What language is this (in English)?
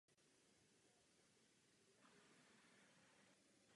Czech